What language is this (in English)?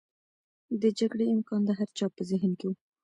Pashto